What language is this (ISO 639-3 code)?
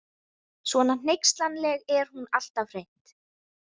isl